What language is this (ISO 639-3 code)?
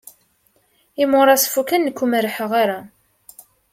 kab